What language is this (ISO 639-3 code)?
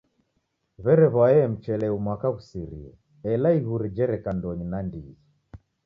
dav